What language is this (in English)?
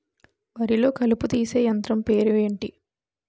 Telugu